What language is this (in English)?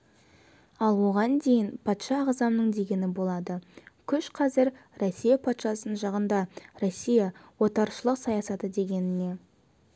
Kazakh